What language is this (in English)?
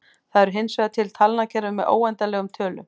Icelandic